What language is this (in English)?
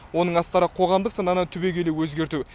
Kazakh